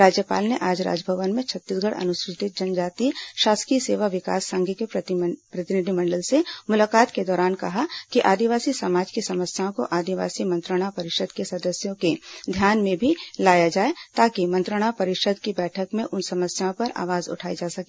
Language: Hindi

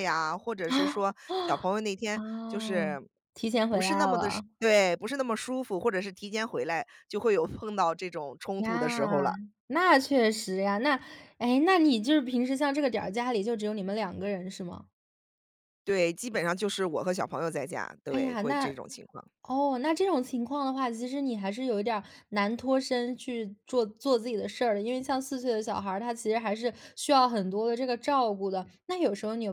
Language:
Chinese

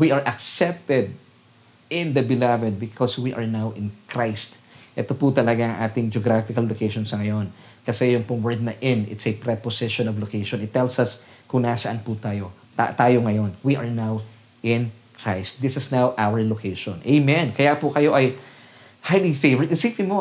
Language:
Filipino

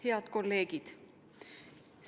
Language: Estonian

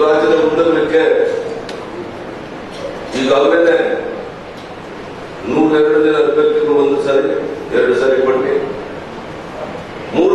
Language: Turkish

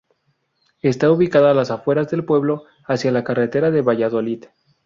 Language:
Spanish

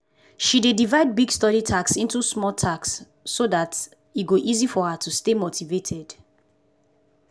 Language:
Nigerian Pidgin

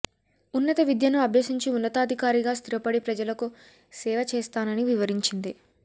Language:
Telugu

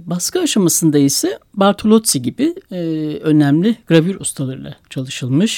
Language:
Turkish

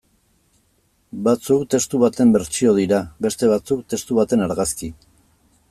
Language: Basque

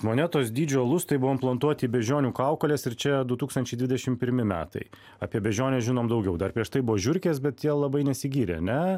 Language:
Lithuanian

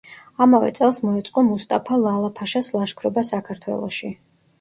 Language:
Georgian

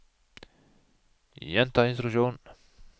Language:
Norwegian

